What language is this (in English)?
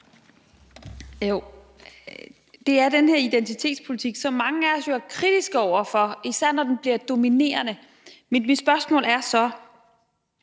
Danish